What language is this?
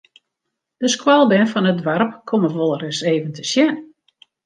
Western Frisian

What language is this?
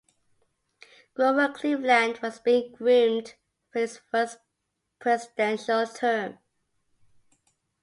English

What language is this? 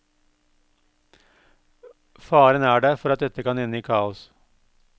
Norwegian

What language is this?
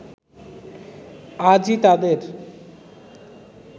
Bangla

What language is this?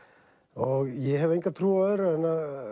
Icelandic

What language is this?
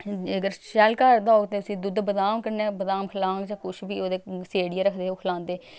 Dogri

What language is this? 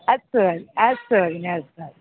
Sanskrit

